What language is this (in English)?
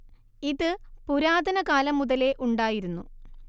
Malayalam